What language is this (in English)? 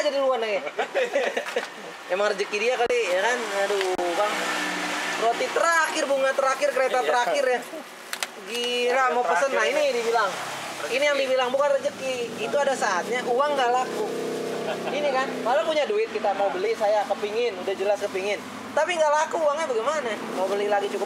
Indonesian